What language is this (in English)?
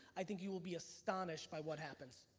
English